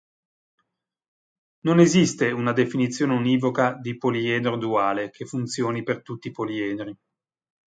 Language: Italian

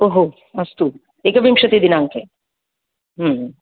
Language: Sanskrit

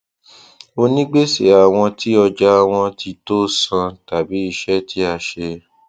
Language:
Yoruba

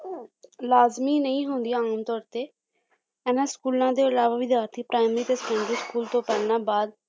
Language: Punjabi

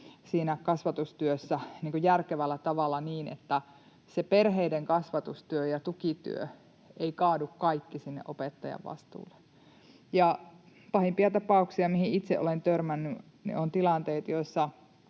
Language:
Finnish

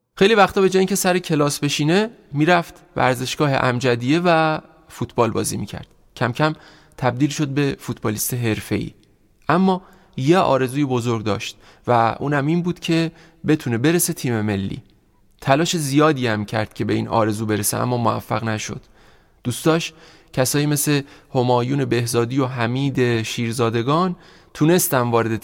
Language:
Persian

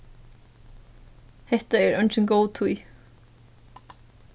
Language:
Faroese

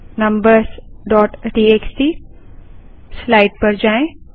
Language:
Hindi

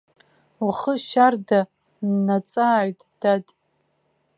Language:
Abkhazian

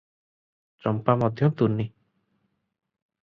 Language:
Odia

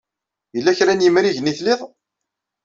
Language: Kabyle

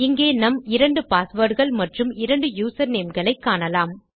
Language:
Tamil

